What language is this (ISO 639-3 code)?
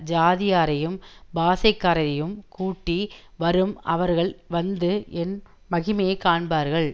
tam